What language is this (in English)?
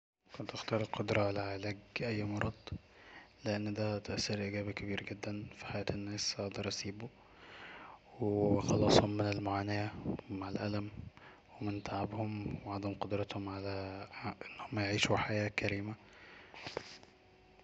Egyptian Arabic